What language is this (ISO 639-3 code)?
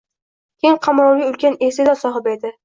uzb